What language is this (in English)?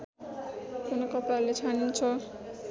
Nepali